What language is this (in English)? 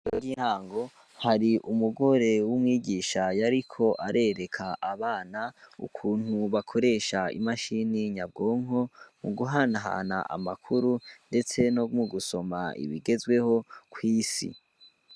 Rundi